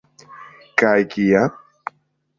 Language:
Esperanto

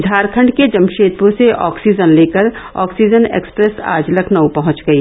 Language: Hindi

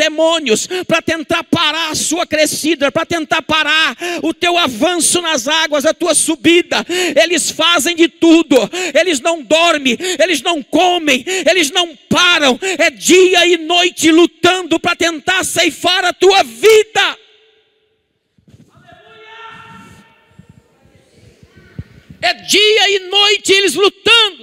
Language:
Portuguese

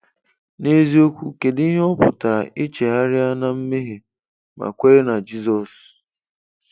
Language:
Igbo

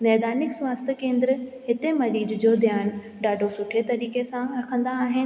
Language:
Sindhi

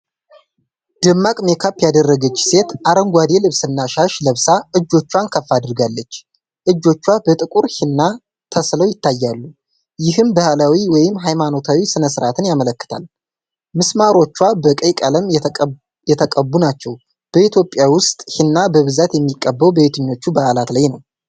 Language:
Amharic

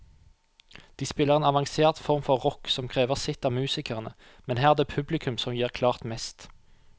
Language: Norwegian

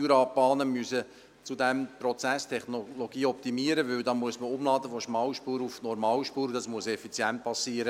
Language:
Swiss German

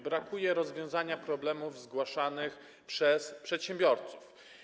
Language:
Polish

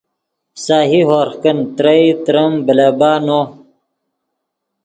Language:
Yidgha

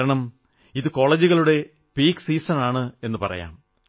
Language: Malayalam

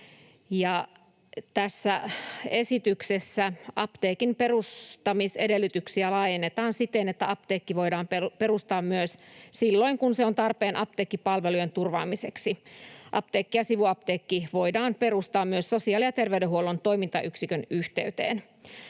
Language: Finnish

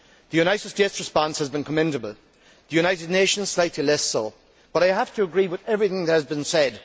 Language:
English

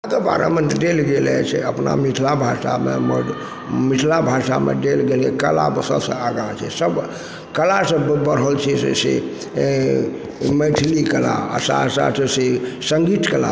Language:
Maithili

